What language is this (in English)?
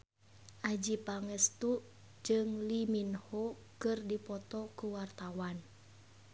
Sundanese